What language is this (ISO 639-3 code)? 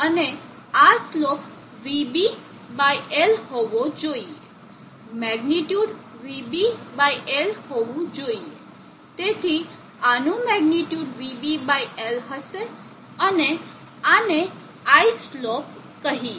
guj